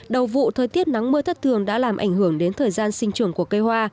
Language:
Vietnamese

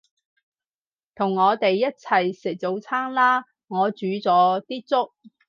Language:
Cantonese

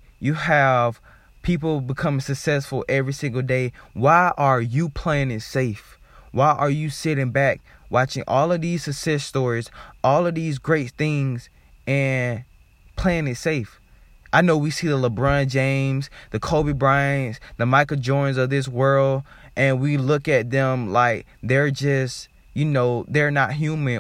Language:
English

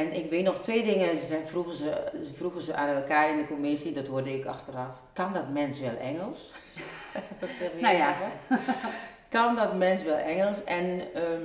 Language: Dutch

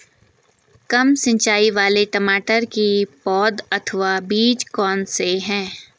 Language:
Hindi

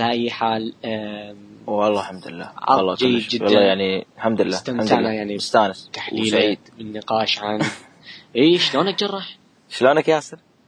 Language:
Arabic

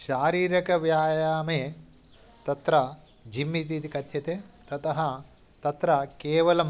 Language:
Sanskrit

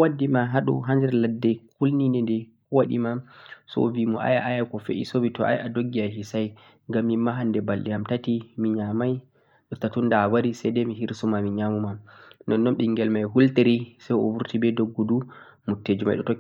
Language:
Central-Eastern Niger Fulfulde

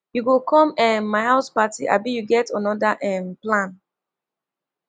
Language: Nigerian Pidgin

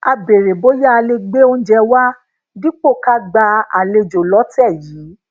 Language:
Yoruba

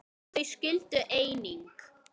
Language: Icelandic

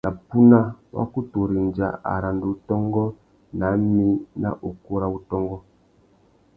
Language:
Tuki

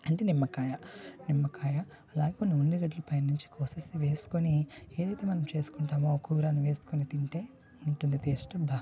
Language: Telugu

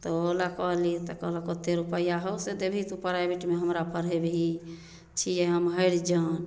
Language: Maithili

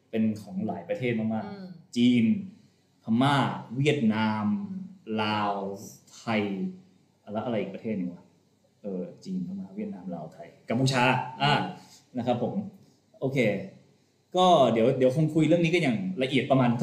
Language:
Thai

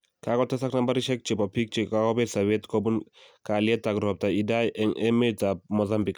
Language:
Kalenjin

